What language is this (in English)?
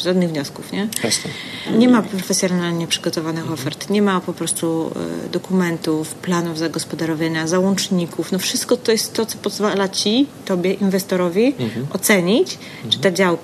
Polish